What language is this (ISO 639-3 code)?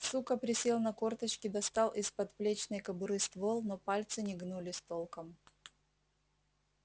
rus